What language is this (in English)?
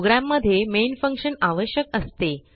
Marathi